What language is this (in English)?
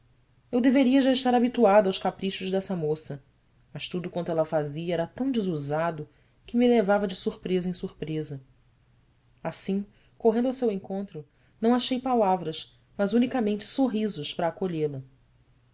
Portuguese